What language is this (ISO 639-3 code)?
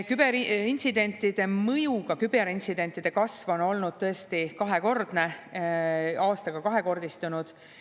est